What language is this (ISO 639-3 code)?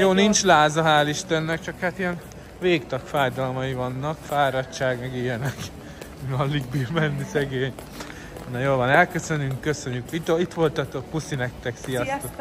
hun